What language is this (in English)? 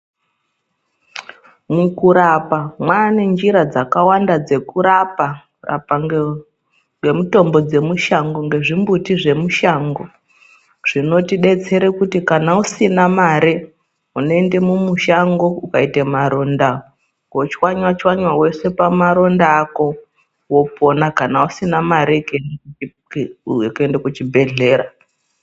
Ndau